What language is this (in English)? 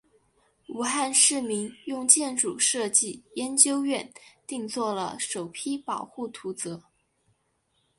Chinese